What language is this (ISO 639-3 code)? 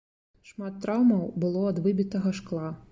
bel